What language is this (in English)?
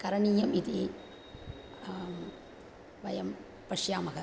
Sanskrit